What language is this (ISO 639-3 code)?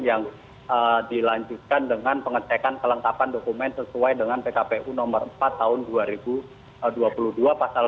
ind